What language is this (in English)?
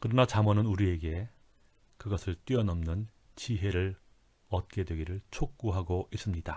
Korean